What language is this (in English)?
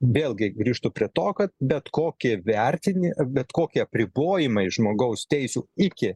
Lithuanian